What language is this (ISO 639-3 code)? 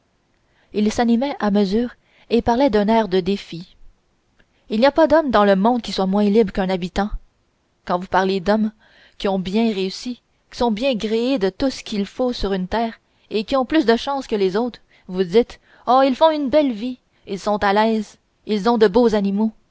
fra